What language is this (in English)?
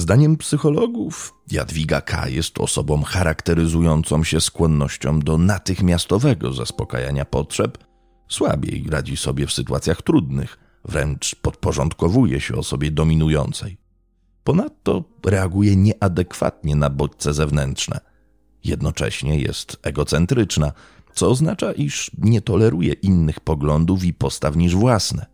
Polish